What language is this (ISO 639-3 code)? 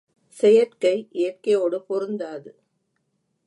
tam